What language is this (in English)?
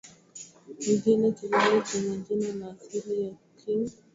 Swahili